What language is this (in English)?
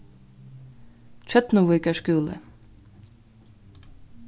Faroese